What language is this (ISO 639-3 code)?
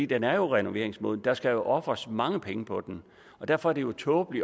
dan